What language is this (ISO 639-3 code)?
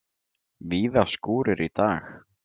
isl